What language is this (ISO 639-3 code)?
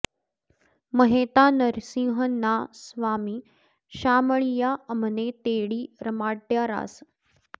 san